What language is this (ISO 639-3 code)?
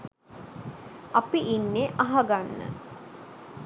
sin